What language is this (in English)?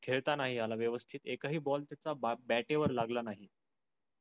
Marathi